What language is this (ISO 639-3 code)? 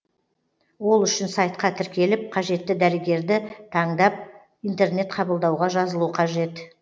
kaz